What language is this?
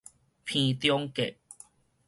Min Nan Chinese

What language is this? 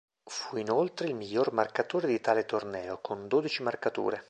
Italian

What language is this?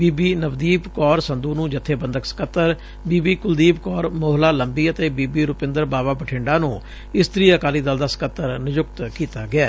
Punjabi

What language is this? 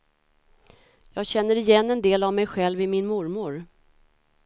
Swedish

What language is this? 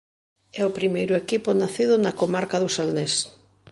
Galician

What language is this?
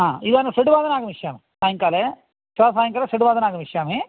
Sanskrit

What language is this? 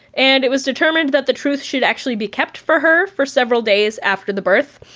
English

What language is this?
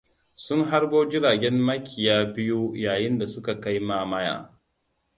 Hausa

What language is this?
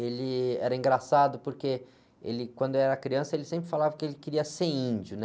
Portuguese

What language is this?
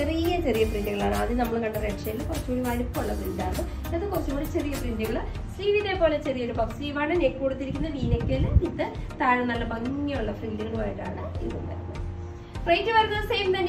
Romanian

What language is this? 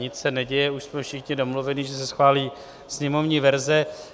Czech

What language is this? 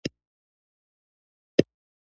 Pashto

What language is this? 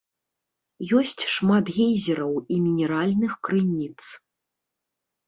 Belarusian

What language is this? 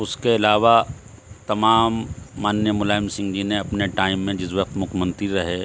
Urdu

